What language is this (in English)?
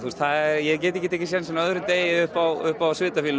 Icelandic